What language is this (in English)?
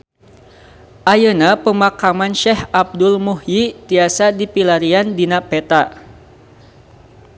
Sundanese